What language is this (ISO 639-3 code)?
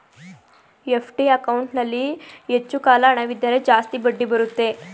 kan